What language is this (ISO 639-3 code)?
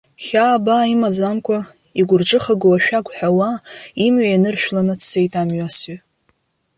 abk